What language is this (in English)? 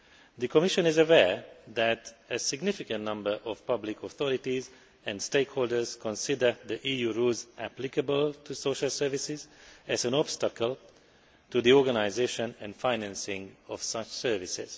English